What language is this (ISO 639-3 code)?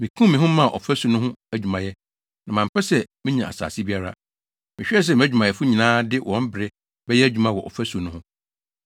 aka